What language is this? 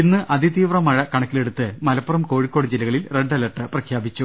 Malayalam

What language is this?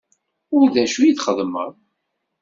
Kabyle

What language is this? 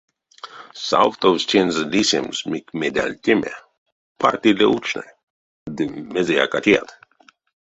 Erzya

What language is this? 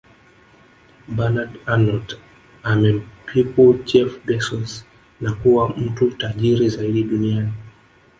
Swahili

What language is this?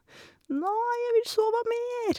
Norwegian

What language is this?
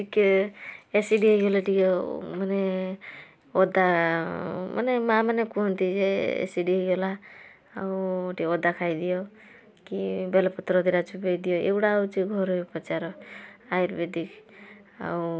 Odia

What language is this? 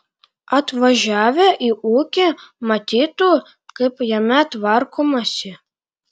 Lithuanian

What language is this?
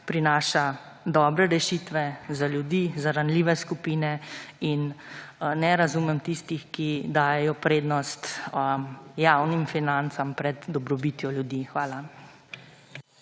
Slovenian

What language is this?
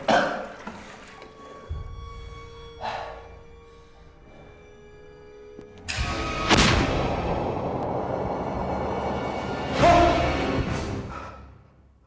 Indonesian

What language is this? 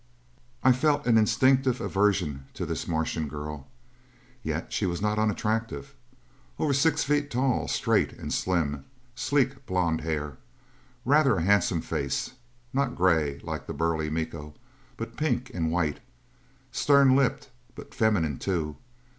English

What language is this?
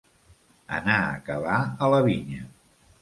Catalan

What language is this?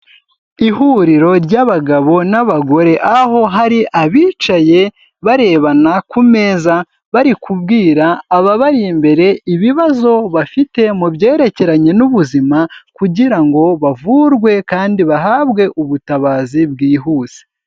Kinyarwanda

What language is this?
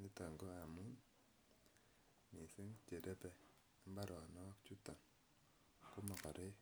Kalenjin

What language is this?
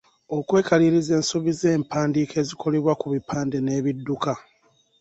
Ganda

